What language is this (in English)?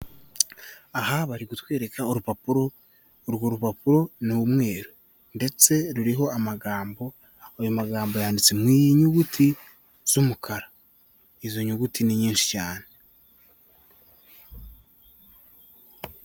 Kinyarwanda